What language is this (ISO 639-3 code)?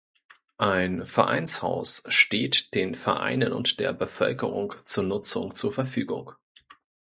deu